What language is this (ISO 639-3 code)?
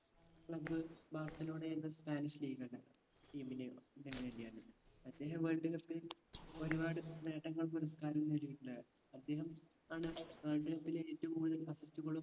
mal